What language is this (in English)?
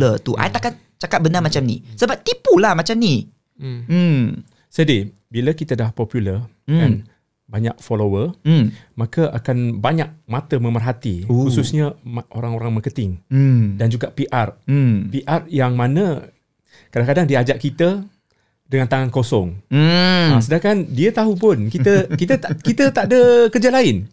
Malay